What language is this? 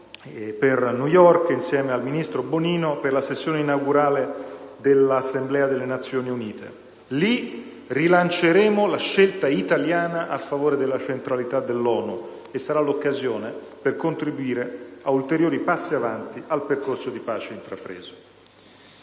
Italian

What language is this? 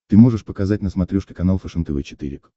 Russian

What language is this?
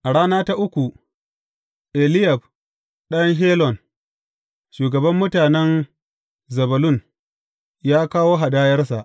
Hausa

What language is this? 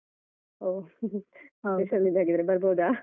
Kannada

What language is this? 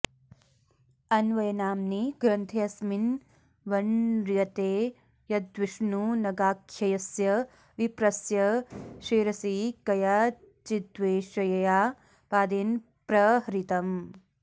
Sanskrit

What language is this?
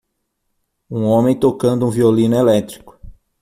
Portuguese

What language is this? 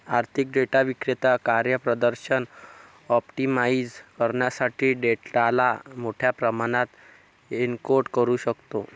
Marathi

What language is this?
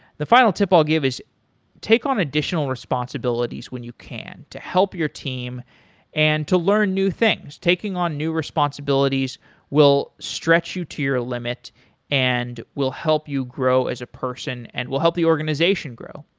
English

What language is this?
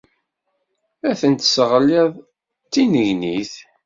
Kabyle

